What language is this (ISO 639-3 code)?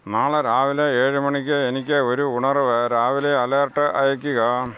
mal